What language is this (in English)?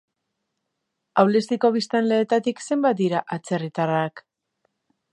Basque